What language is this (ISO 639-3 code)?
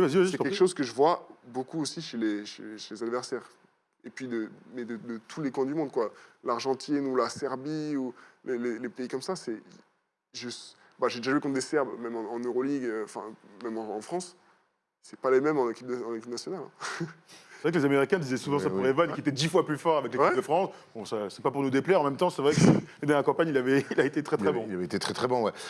fra